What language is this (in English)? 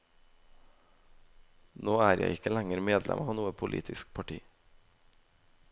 Norwegian